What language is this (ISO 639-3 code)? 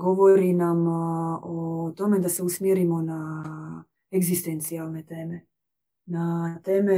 hrv